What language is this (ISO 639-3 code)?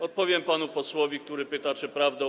pol